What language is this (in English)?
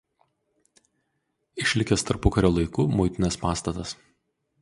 Lithuanian